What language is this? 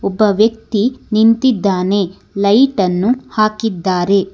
Kannada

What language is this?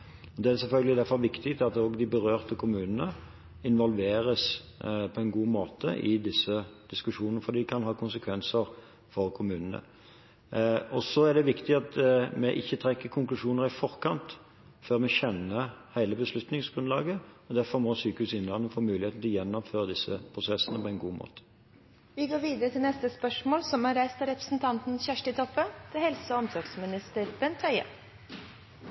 Norwegian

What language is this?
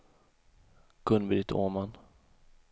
Swedish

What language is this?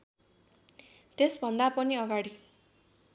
Nepali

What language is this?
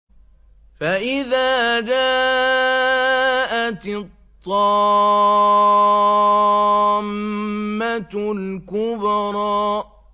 Arabic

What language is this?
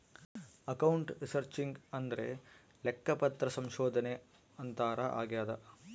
Kannada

